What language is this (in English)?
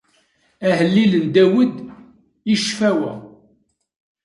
Kabyle